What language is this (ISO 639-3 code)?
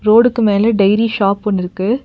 tam